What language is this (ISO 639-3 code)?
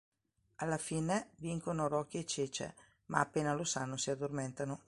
ita